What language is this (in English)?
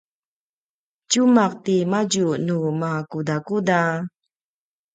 Paiwan